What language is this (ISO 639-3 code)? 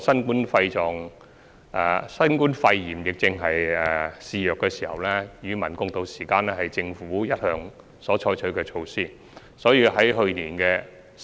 yue